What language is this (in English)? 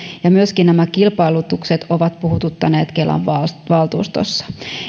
Finnish